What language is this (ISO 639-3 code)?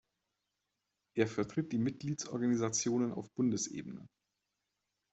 deu